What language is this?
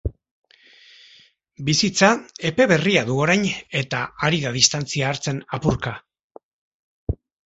Basque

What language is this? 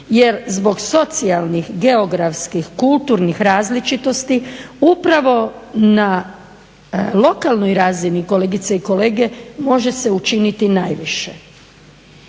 Croatian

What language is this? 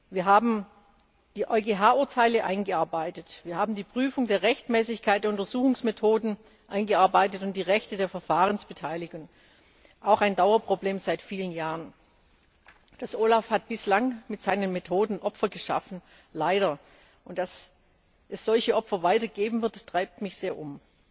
German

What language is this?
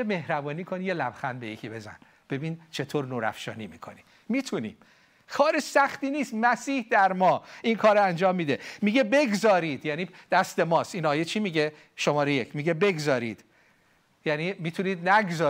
Persian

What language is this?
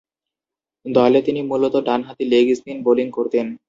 Bangla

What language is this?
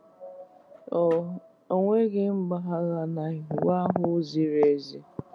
Igbo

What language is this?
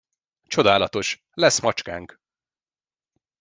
Hungarian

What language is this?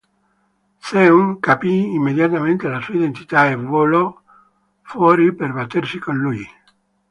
Italian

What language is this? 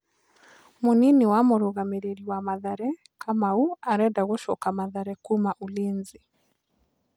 Kikuyu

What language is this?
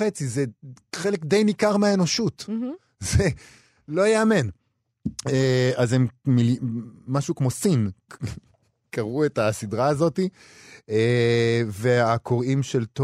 Hebrew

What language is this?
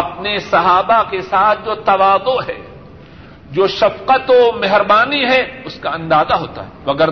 Urdu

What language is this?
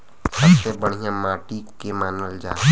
Bhojpuri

